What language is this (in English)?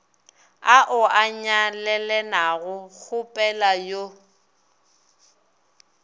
Northern Sotho